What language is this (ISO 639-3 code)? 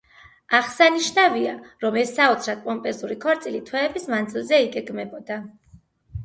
kat